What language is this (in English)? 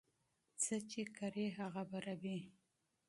Pashto